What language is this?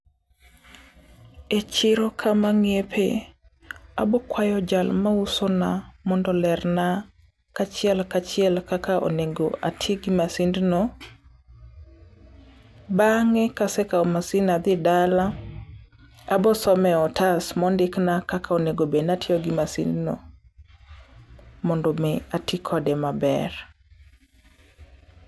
Luo (Kenya and Tanzania)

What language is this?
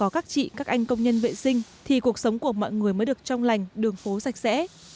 Vietnamese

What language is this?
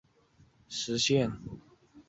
Chinese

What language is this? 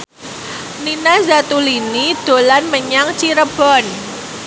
Javanese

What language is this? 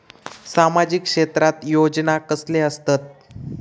Marathi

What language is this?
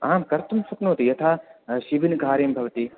Sanskrit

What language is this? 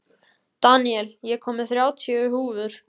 Icelandic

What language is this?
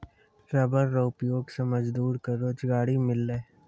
Maithili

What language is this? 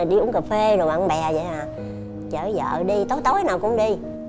Vietnamese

